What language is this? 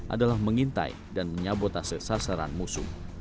Indonesian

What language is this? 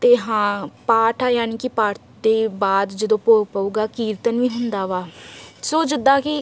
Punjabi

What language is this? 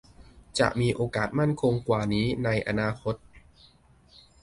Thai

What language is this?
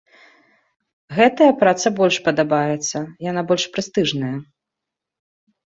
Belarusian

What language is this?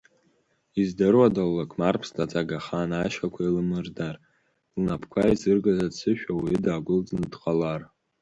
Abkhazian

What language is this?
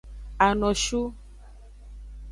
Aja (Benin)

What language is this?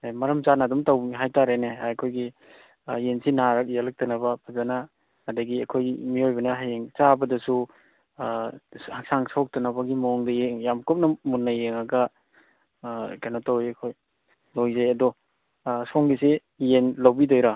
Manipuri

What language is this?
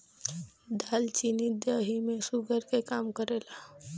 Bhojpuri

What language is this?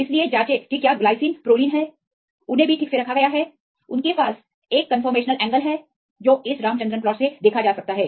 Hindi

